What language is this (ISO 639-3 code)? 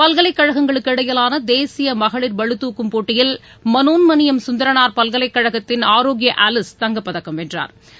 tam